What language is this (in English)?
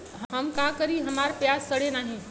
Bhojpuri